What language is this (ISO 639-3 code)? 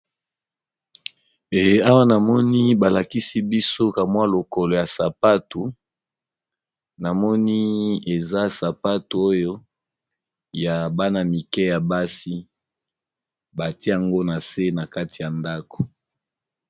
lin